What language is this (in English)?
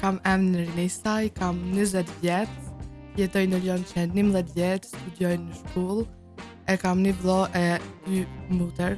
French